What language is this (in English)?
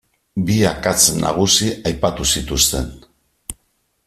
Basque